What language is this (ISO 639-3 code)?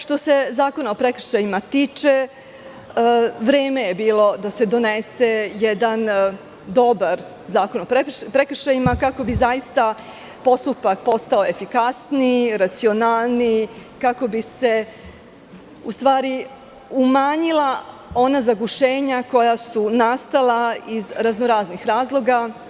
srp